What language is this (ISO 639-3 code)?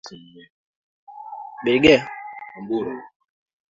swa